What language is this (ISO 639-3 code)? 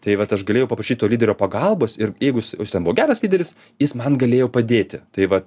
lit